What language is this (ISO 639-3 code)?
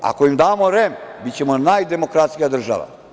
srp